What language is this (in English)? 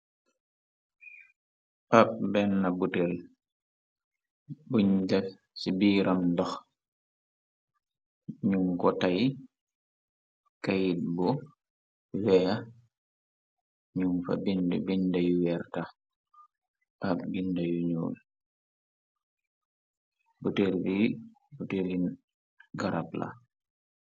Wolof